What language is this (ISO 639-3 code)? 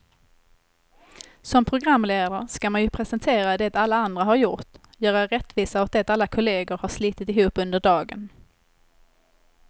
swe